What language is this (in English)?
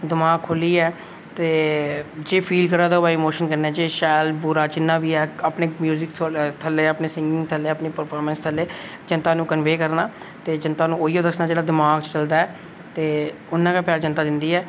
Dogri